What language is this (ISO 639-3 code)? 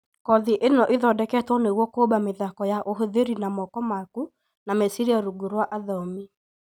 kik